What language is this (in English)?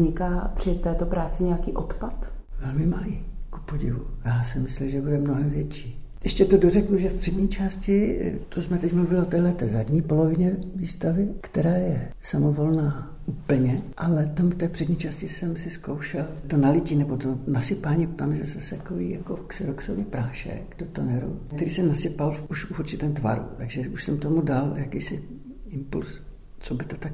Czech